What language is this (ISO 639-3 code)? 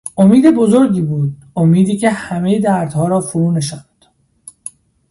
fas